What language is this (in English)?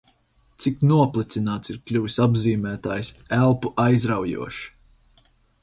Latvian